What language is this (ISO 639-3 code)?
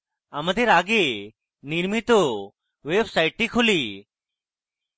ben